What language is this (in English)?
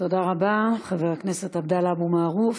Hebrew